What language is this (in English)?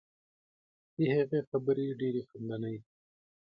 Pashto